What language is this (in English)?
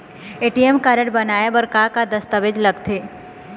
Chhattisgarhi